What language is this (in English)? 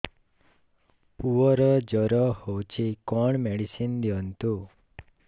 Odia